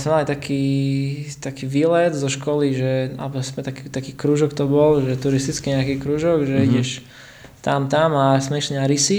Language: Slovak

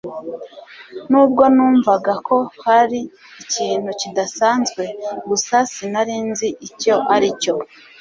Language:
Kinyarwanda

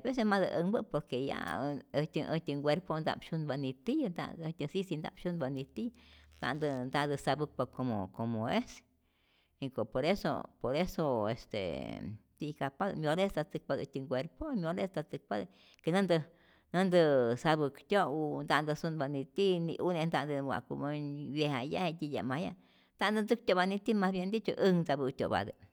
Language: Rayón Zoque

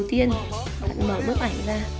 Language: Vietnamese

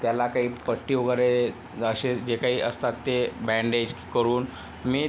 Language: Marathi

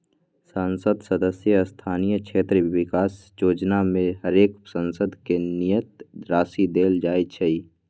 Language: Magahi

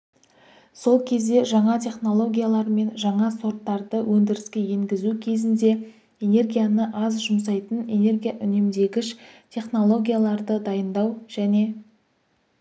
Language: Kazakh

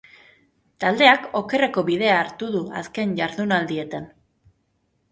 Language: Basque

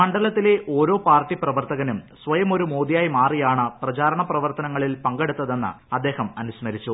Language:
Malayalam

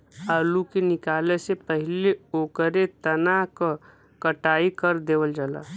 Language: Bhojpuri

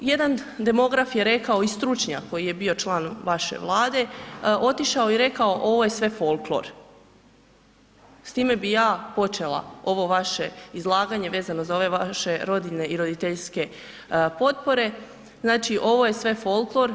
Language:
Croatian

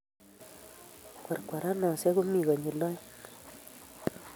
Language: Kalenjin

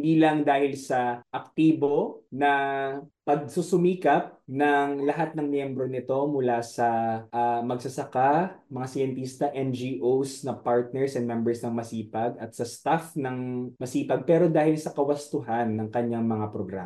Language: Filipino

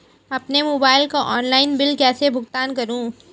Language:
Hindi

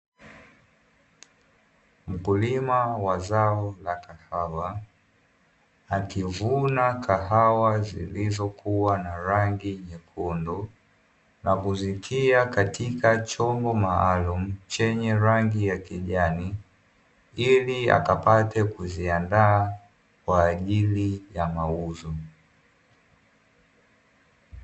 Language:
Swahili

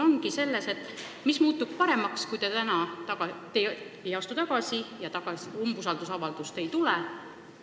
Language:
Estonian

